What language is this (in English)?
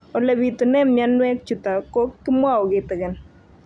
Kalenjin